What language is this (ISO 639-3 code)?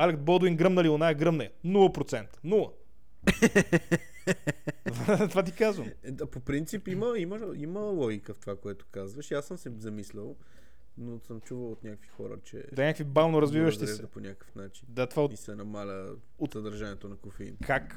bul